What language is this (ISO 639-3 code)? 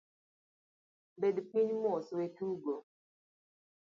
luo